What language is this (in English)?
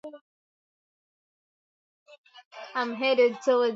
Swahili